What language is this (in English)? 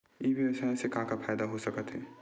Chhattisgarhi